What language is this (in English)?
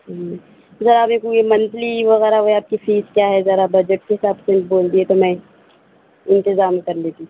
Urdu